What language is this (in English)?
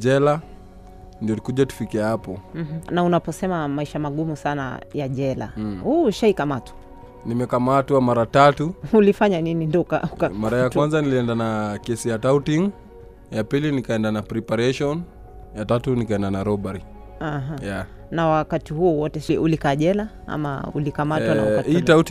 Swahili